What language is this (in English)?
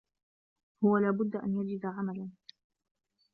Arabic